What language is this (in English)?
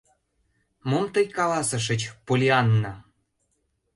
Mari